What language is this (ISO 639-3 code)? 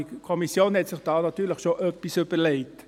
gsw